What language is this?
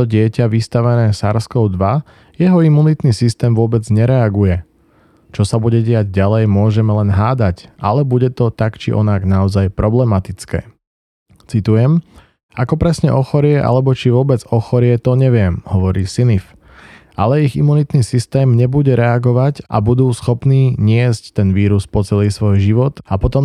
Slovak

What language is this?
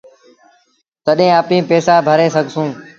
Sindhi Bhil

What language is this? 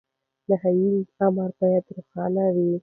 Pashto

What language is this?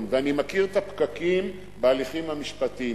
Hebrew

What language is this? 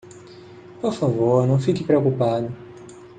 Portuguese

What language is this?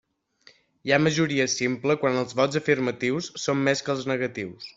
Catalan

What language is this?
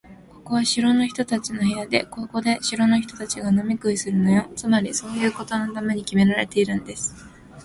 Japanese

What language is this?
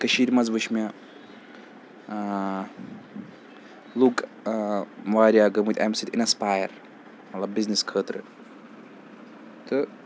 Kashmiri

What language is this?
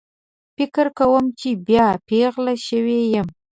Pashto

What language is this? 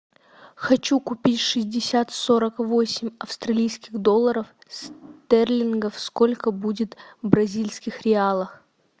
Russian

